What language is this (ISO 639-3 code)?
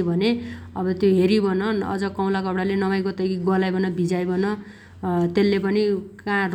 dty